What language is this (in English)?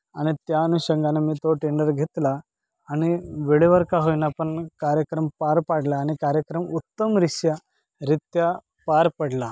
Marathi